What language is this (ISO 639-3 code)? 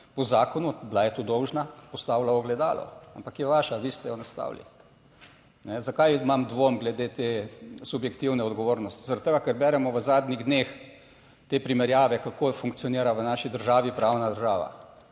slv